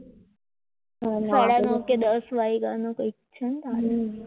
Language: Gujarati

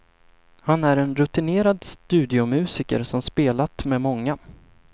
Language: Swedish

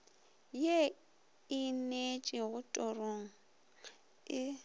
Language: Northern Sotho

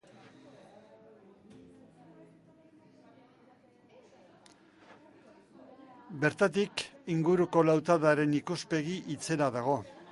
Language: Basque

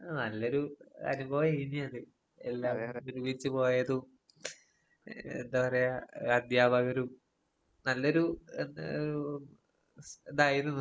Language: Malayalam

